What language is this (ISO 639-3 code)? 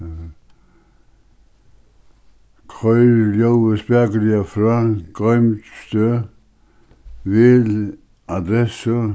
fao